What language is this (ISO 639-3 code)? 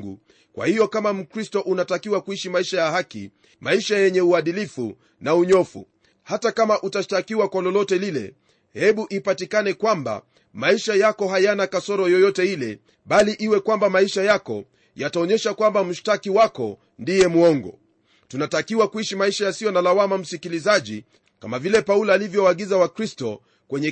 swa